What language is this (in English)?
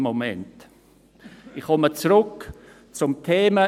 Swiss German